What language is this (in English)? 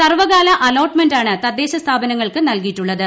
Malayalam